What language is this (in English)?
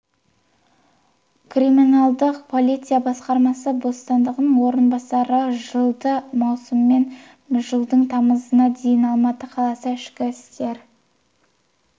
Kazakh